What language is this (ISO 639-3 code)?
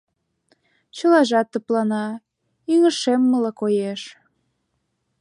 chm